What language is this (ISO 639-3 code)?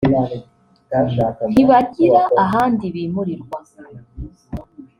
kin